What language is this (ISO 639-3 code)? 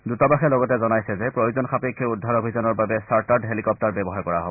asm